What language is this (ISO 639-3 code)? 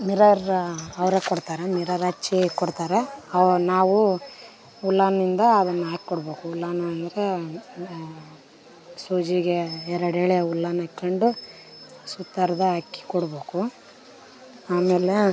kan